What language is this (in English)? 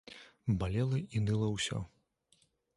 Belarusian